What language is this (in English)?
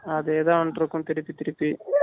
Tamil